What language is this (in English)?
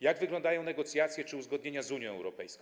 Polish